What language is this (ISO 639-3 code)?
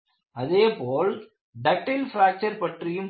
tam